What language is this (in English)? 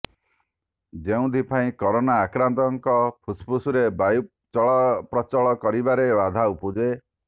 Odia